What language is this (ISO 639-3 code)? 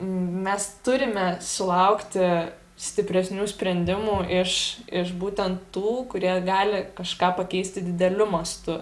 lit